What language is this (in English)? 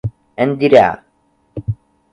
Portuguese